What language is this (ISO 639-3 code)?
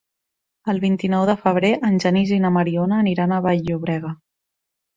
cat